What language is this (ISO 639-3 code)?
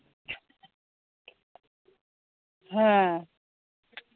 ben